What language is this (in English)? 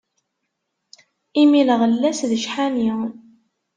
Kabyle